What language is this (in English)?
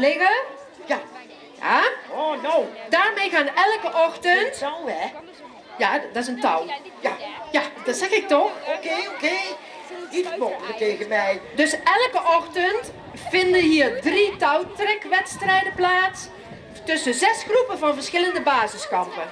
Dutch